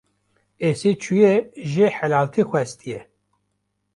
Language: Kurdish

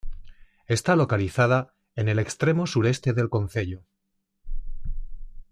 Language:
Spanish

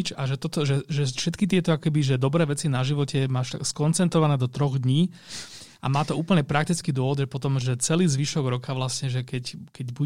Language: Slovak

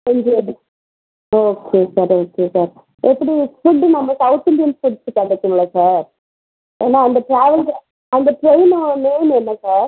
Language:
Tamil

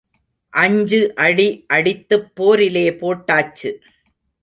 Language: Tamil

